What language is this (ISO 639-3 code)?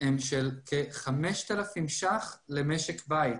heb